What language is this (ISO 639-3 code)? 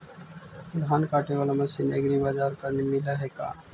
mag